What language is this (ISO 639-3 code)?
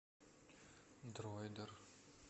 rus